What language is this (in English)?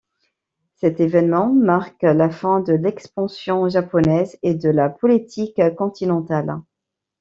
French